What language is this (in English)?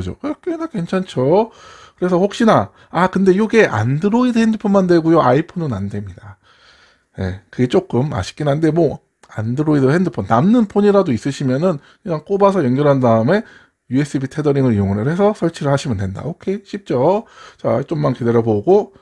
Korean